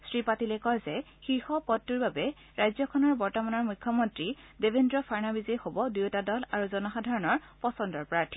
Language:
Assamese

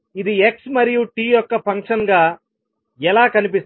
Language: Telugu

